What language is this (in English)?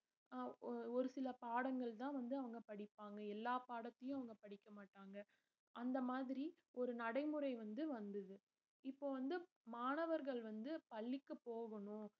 Tamil